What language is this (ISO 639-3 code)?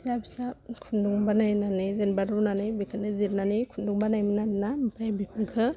brx